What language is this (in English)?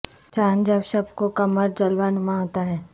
Urdu